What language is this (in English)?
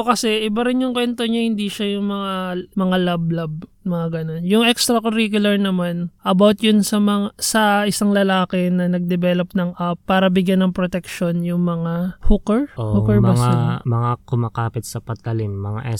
Filipino